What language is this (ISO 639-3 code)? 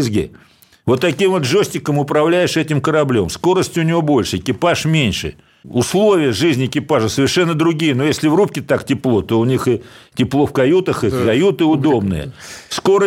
rus